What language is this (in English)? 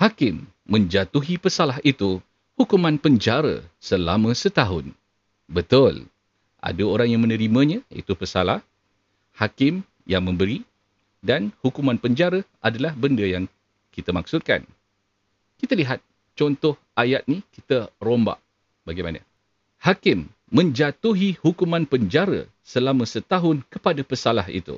Malay